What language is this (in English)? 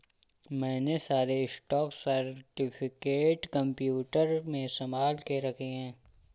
Hindi